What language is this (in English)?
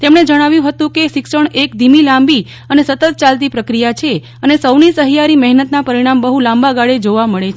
Gujarati